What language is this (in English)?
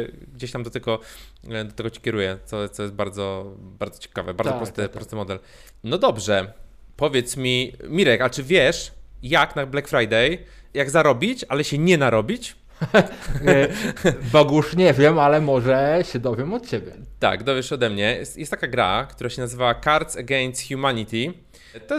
Polish